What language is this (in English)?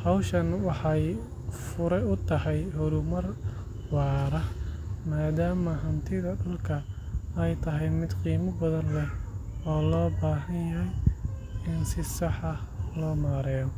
Somali